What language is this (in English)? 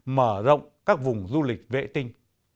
Vietnamese